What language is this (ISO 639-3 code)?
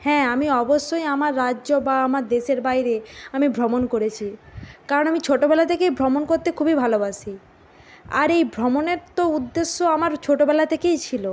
ben